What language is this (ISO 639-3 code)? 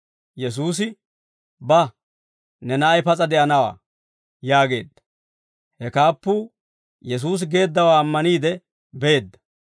dwr